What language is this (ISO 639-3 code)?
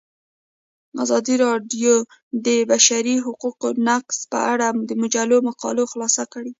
pus